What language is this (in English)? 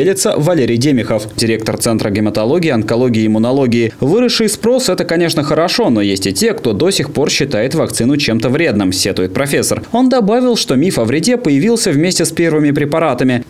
Russian